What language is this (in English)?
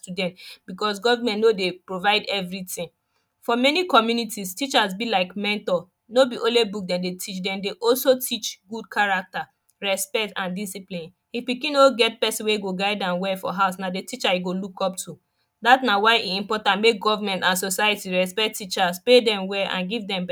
Nigerian Pidgin